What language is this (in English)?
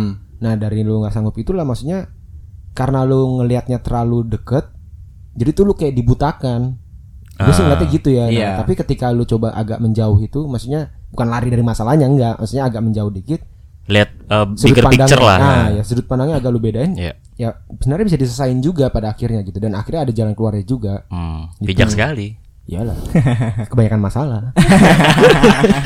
Indonesian